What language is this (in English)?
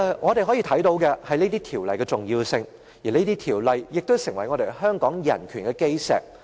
Cantonese